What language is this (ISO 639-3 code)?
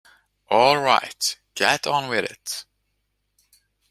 eng